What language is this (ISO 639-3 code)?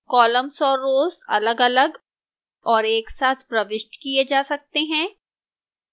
hin